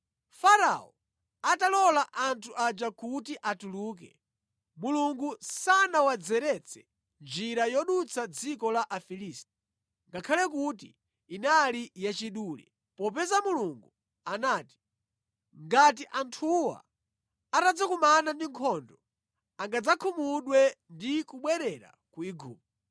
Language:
Nyanja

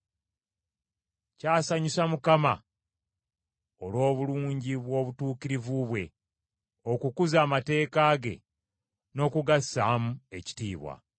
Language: Ganda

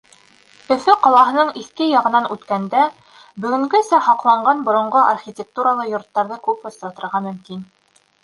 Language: Bashkir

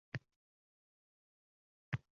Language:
Uzbek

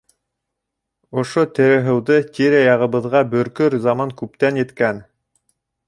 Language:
Bashkir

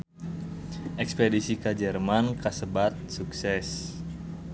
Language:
Sundanese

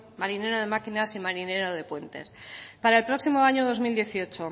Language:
Spanish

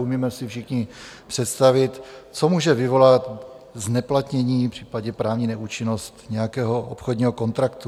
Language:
Czech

